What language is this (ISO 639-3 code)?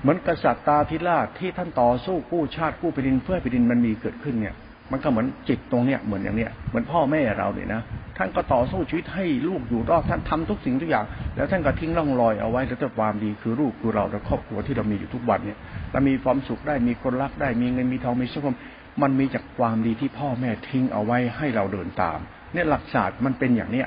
tha